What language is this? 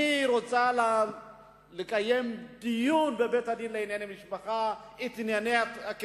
Hebrew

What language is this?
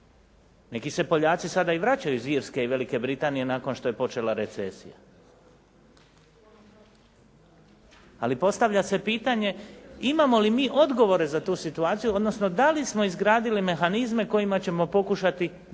Croatian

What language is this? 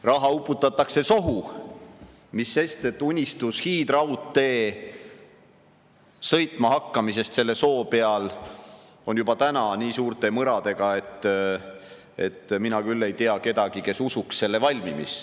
Estonian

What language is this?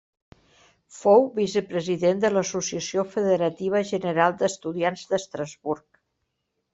Catalan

